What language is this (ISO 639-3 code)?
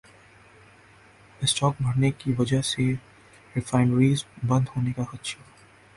urd